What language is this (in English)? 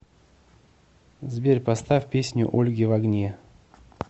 Russian